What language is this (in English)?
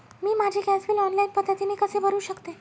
Marathi